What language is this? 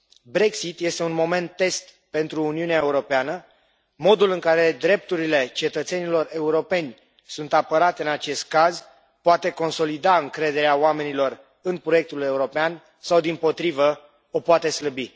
Romanian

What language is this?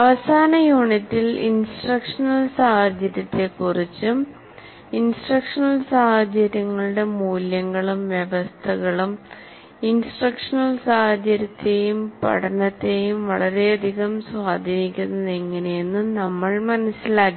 Malayalam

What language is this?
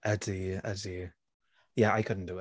Welsh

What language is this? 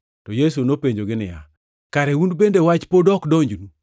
Luo (Kenya and Tanzania)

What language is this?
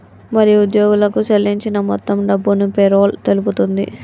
Telugu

